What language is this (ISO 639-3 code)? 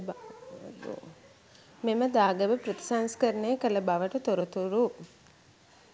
sin